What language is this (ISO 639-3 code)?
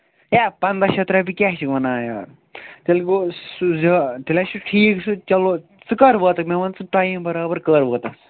kas